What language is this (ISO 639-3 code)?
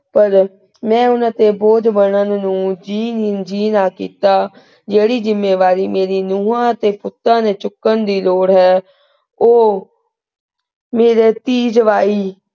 pan